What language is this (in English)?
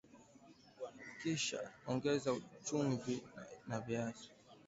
Swahili